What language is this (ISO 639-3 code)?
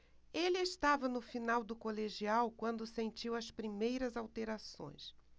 por